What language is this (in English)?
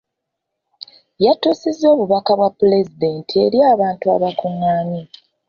Ganda